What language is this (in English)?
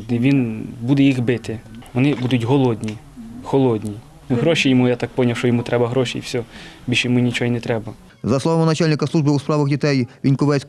Ukrainian